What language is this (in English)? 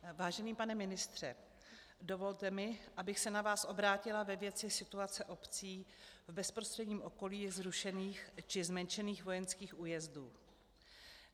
Czech